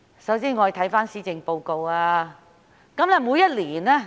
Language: Cantonese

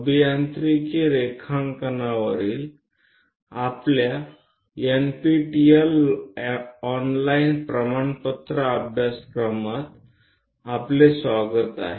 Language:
Marathi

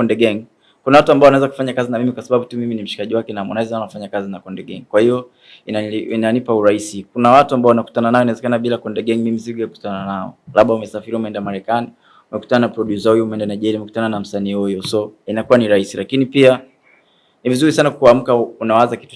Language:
Swahili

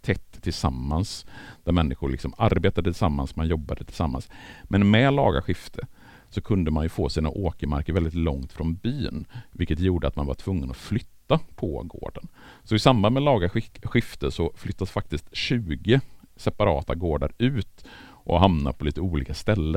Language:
Swedish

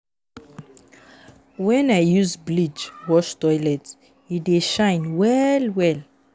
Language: Nigerian Pidgin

